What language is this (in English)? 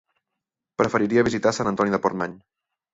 Catalan